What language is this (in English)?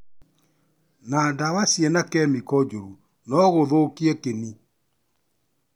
Kikuyu